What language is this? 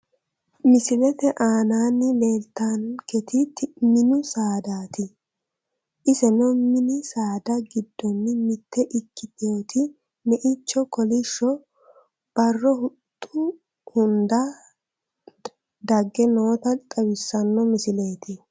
Sidamo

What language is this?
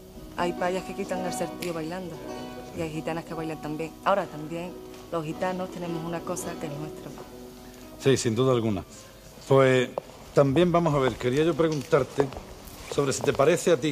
Spanish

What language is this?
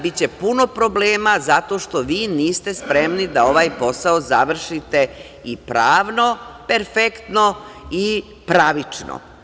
Serbian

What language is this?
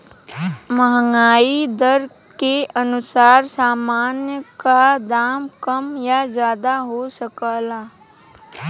Bhojpuri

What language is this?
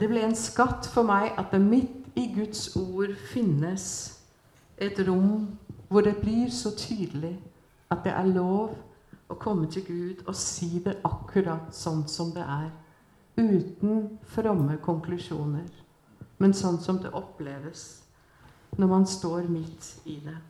Swedish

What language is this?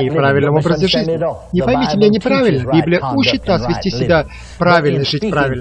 Russian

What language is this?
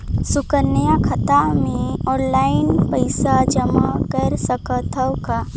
Chhattisgarhi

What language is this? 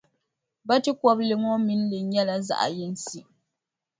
Dagbani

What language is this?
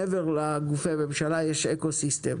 Hebrew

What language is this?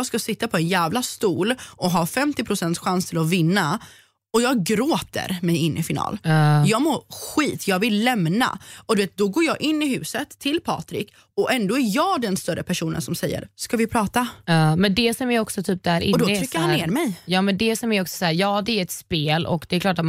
Swedish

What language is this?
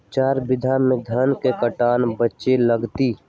Magahi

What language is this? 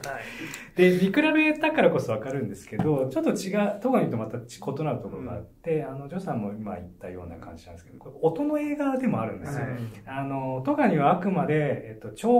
Japanese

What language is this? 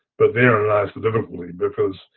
English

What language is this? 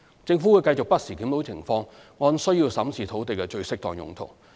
Cantonese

